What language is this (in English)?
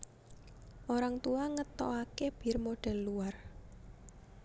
Javanese